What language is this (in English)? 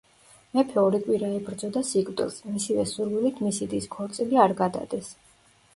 Georgian